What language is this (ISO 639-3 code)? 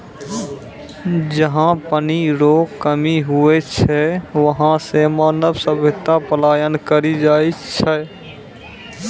mai